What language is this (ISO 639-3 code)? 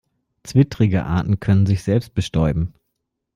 deu